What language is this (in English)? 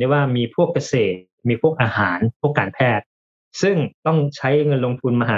Thai